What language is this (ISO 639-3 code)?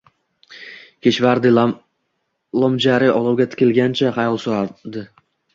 uzb